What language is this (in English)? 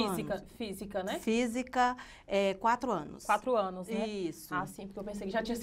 Portuguese